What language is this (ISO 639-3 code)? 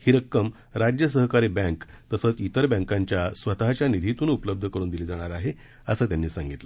mar